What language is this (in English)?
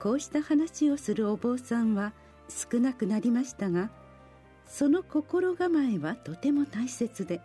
Japanese